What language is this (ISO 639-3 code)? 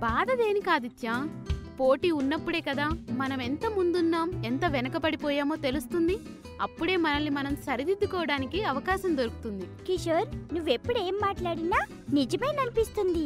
tel